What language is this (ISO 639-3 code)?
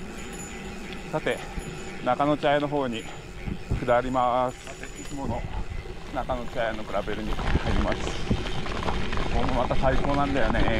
jpn